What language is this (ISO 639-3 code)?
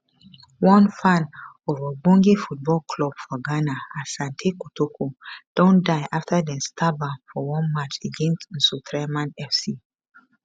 pcm